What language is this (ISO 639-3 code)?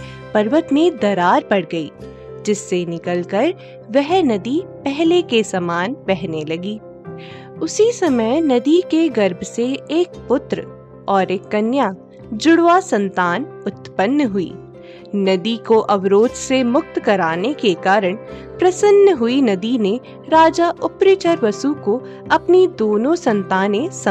hin